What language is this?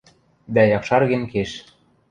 Western Mari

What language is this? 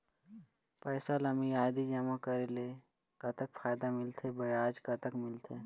Chhattisgarhi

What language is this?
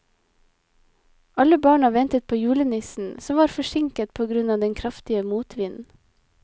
Norwegian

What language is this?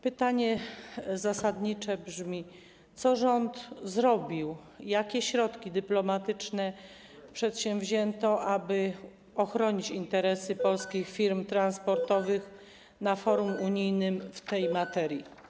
Polish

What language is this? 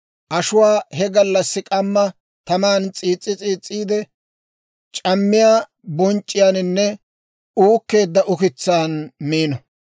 Dawro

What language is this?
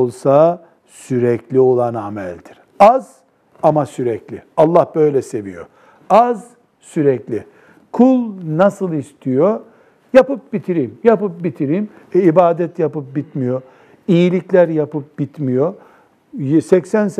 Turkish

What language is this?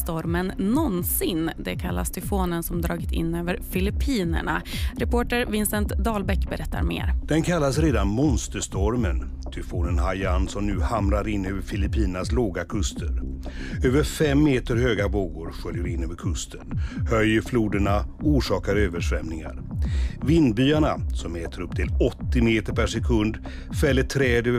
Swedish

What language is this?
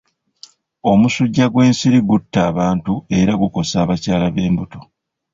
Ganda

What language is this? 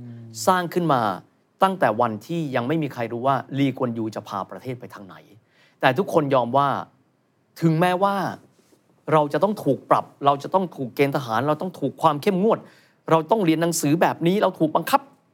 Thai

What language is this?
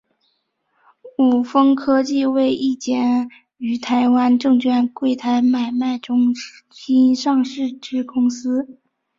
Chinese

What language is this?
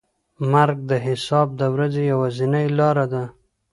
Pashto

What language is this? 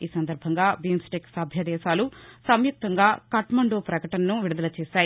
Telugu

